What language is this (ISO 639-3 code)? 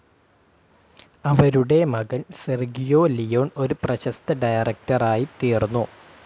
mal